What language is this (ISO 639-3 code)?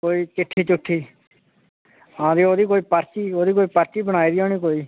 doi